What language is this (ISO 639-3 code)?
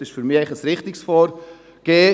gsw